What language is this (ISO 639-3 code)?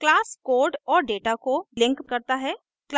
hin